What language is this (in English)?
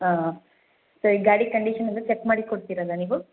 Kannada